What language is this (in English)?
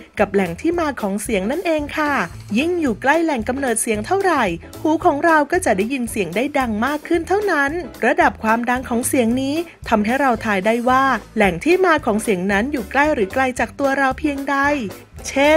Thai